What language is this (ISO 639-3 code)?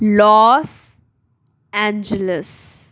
pan